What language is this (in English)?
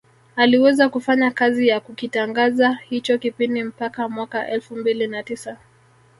Swahili